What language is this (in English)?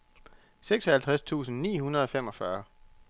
Danish